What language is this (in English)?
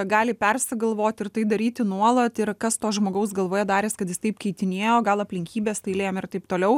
Lithuanian